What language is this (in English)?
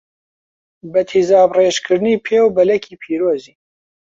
Central Kurdish